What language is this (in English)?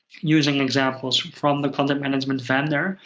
English